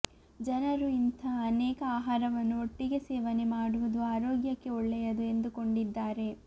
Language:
Kannada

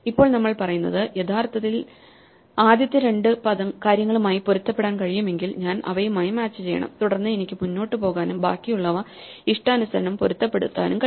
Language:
Malayalam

